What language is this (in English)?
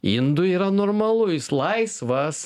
Lithuanian